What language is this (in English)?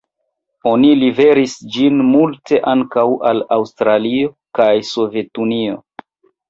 Esperanto